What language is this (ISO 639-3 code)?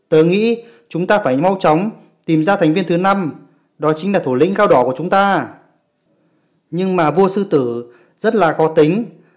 vie